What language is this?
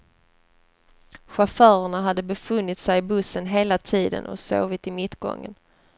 Swedish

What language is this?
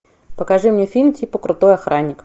Russian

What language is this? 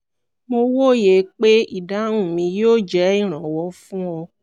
Yoruba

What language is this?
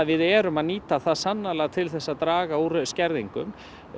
Icelandic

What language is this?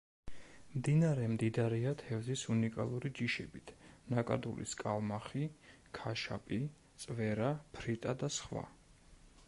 Georgian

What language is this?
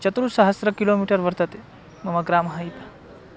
Sanskrit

